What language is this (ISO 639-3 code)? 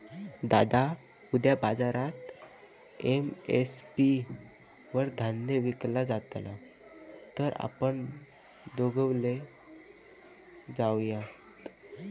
mar